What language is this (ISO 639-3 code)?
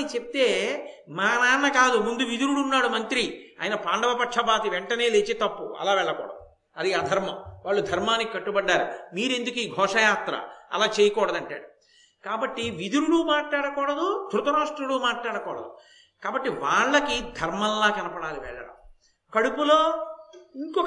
tel